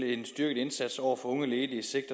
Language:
Danish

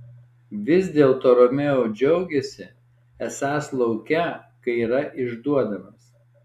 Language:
Lithuanian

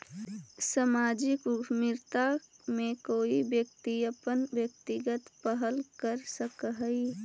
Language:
Magahi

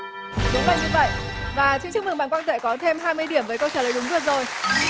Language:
Vietnamese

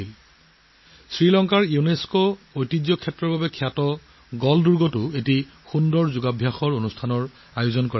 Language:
Assamese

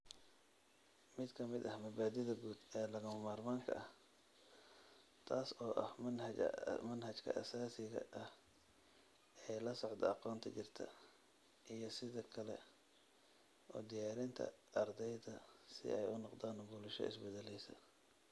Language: Somali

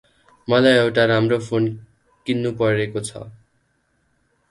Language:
Nepali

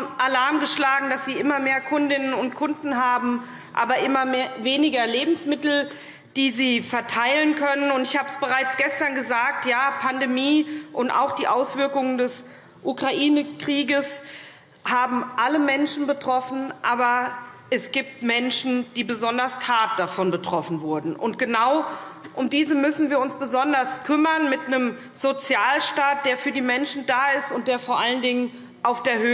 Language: German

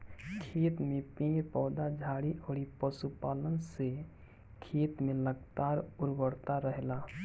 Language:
Bhojpuri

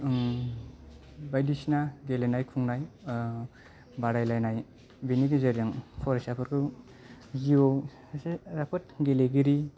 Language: Bodo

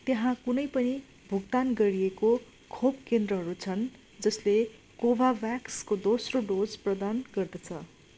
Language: Nepali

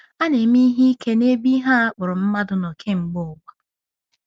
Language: Igbo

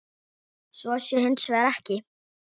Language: Icelandic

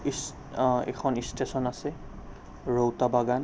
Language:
Assamese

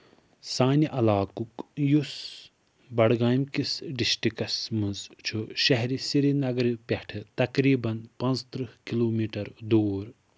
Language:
Kashmiri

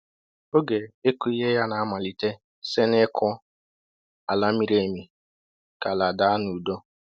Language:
Igbo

